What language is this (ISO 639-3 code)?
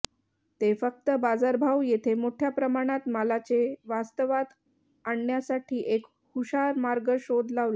mar